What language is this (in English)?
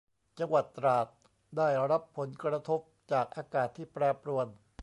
Thai